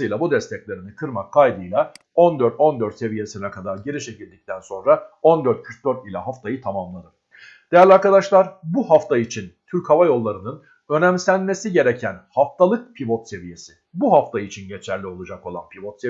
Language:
Turkish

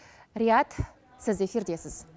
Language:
Kazakh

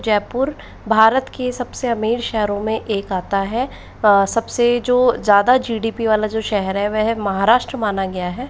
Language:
Hindi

